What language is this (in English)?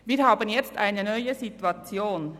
Swiss German